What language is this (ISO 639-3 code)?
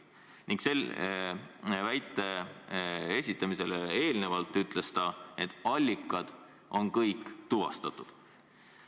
est